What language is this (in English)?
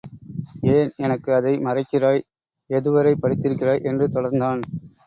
Tamil